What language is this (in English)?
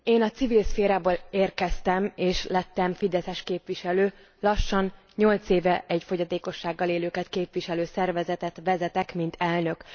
Hungarian